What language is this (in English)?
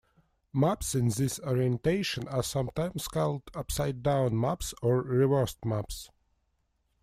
English